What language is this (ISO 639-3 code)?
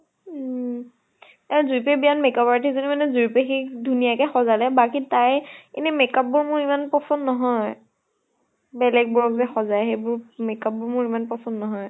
asm